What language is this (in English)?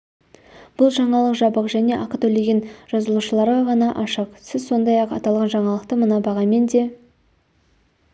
Kazakh